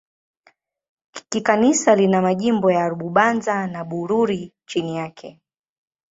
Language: Swahili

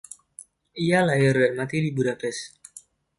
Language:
Indonesian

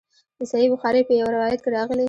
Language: Pashto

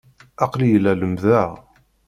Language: Kabyle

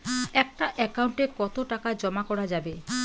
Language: Bangla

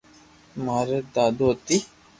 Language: Loarki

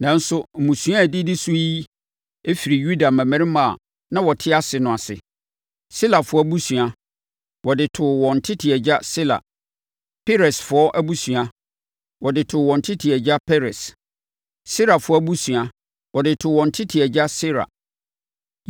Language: Akan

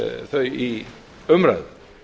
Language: Icelandic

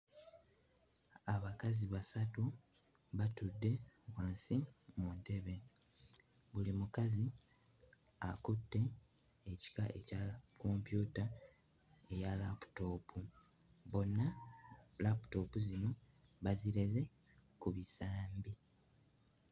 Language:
Ganda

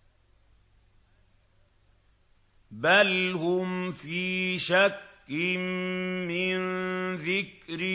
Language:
Arabic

